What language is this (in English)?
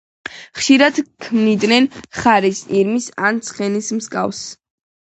Georgian